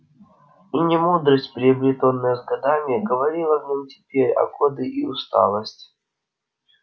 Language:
Russian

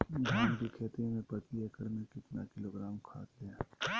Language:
Magahi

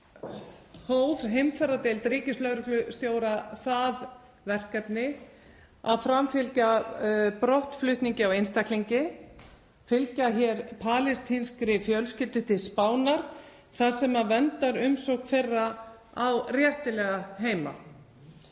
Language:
Icelandic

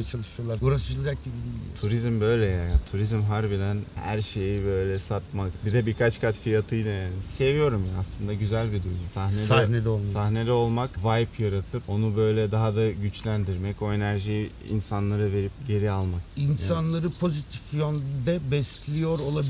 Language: Turkish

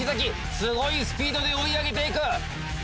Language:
Japanese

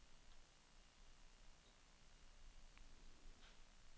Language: Norwegian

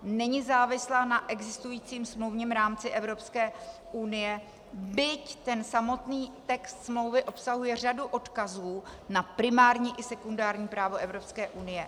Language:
Czech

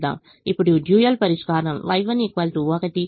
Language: Telugu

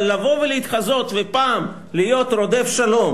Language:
Hebrew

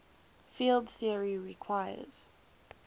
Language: English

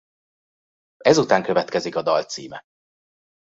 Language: Hungarian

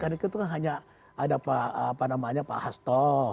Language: Indonesian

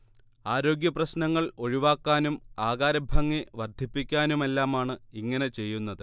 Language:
Malayalam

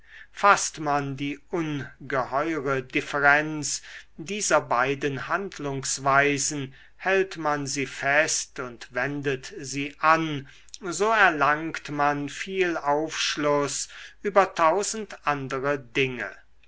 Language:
German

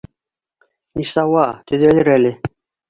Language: Bashkir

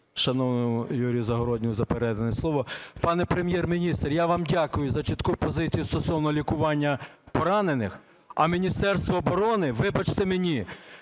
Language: Ukrainian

